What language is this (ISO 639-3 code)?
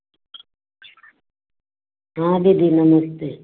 hin